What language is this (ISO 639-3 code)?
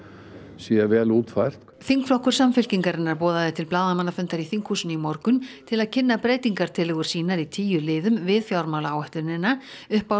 isl